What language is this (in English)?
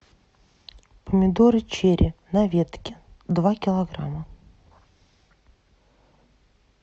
Russian